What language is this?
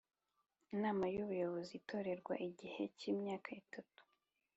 Kinyarwanda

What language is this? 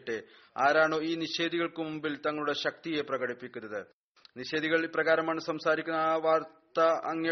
Malayalam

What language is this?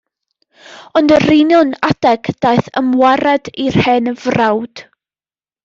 Welsh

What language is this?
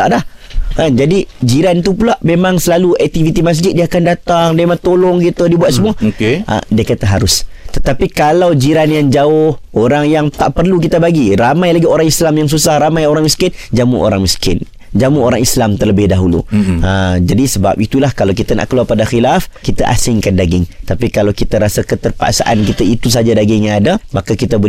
Malay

